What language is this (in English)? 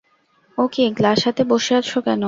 Bangla